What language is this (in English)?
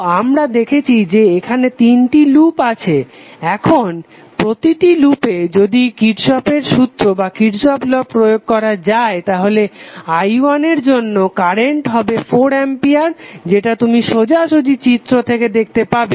Bangla